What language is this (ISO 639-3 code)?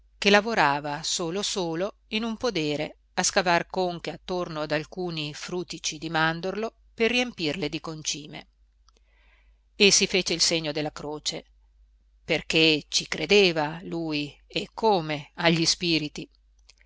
ita